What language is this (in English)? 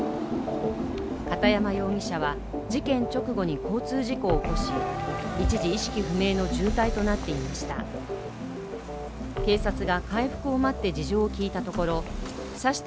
Japanese